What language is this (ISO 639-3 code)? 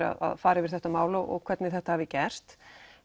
isl